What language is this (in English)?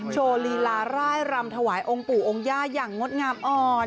Thai